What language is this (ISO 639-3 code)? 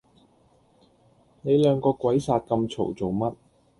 yue